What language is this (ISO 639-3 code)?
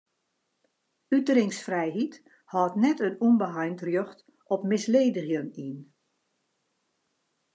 fry